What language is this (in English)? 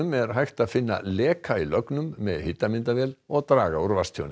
Icelandic